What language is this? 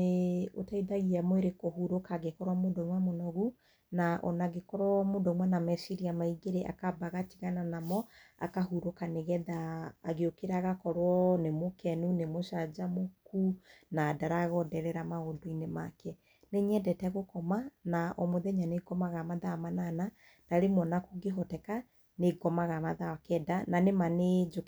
Kikuyu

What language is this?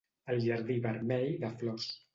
Catalan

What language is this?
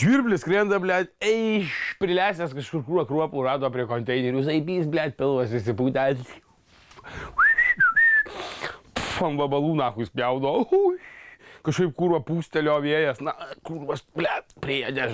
Russian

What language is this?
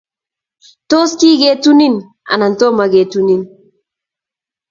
Kalenjin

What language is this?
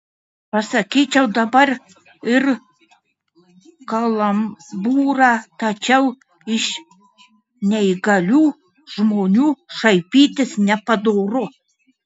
Lithuanian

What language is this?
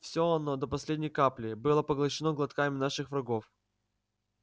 Russian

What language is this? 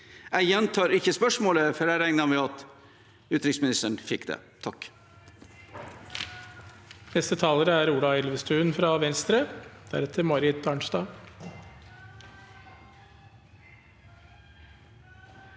Norwegian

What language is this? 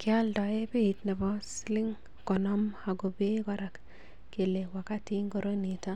Kalenjin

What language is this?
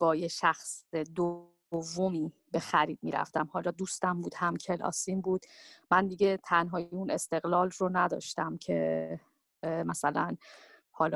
Persian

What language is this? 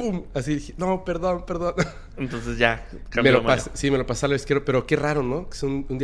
Spanish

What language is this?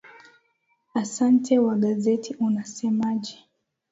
Swahili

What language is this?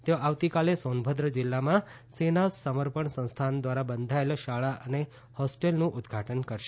Gujarati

